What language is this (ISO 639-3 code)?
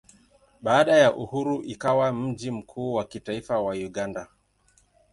swa